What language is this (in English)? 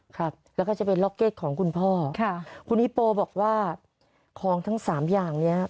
Thai